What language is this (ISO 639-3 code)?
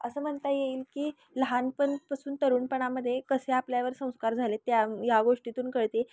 mar